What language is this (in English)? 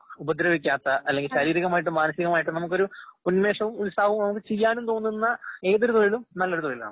Malayalam